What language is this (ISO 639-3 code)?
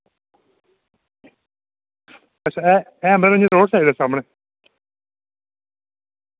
doi